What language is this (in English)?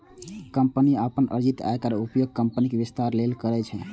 Maithili